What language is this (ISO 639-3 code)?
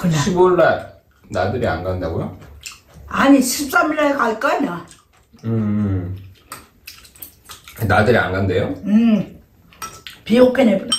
kor